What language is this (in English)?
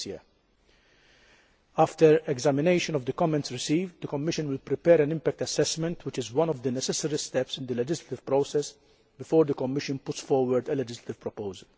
English